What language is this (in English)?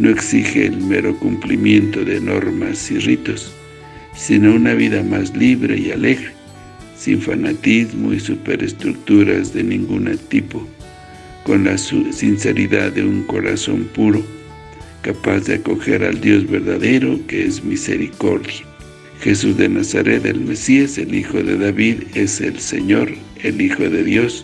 Spanish